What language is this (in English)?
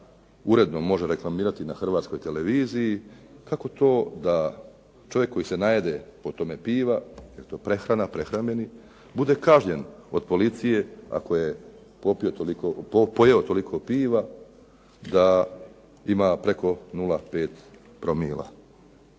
Croatian